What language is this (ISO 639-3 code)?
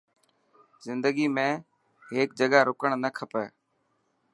mki